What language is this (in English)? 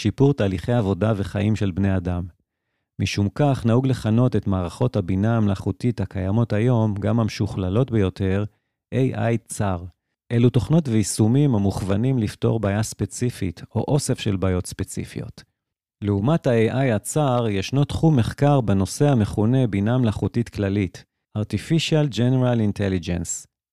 Hebrew